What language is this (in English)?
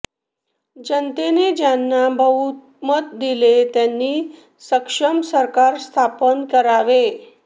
Marathi